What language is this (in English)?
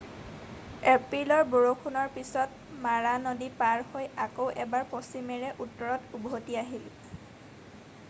Assamese